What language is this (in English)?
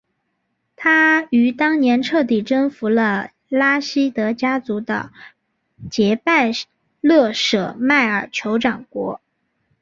Chinese